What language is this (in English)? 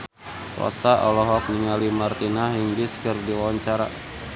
Sundanese